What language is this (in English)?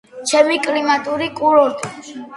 Georgian